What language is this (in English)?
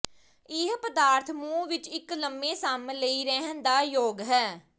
Punjabi